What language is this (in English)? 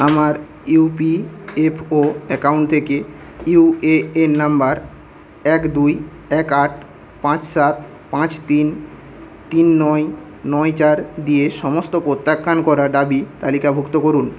Bangla